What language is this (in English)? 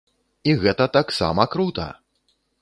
Belarusian